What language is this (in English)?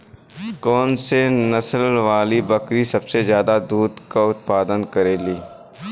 Bhojpuri